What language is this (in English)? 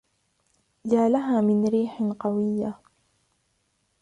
Arabic